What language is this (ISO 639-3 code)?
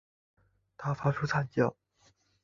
zho